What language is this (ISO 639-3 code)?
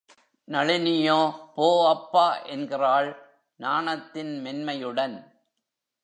tam